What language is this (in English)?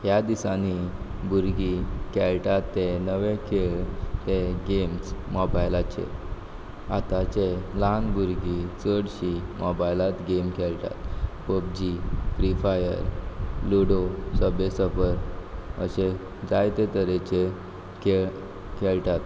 Konkani